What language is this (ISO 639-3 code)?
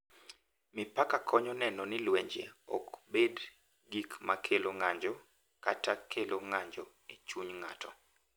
luo